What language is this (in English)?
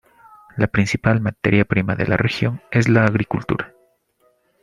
Spanish